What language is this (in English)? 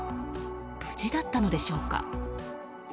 Japanese